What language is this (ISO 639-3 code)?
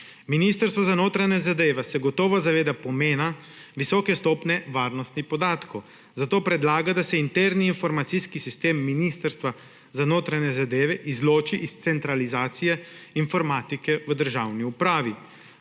slv